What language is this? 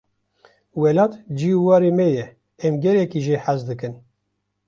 Kurdish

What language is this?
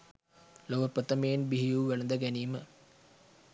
Sinhala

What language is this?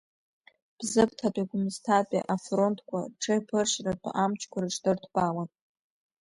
Abkhazian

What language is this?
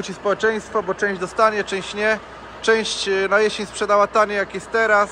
Polish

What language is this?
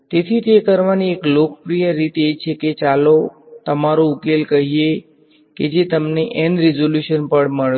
Gujarati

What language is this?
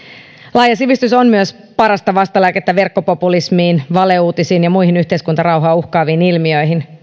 Finnish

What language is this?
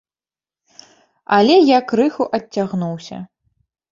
Belarusian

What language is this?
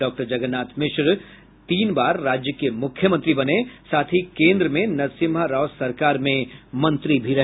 Hindi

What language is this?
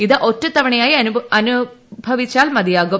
Malayalam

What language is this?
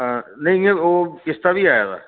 Dogri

